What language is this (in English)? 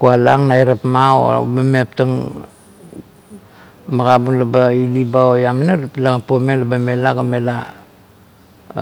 Kuot